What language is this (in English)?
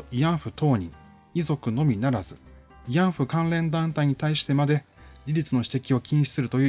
Japanese